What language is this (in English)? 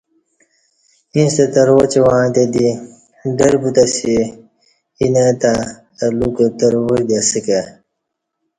Kati